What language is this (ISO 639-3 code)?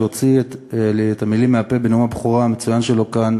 heb